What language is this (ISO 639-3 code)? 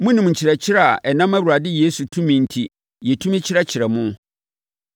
aka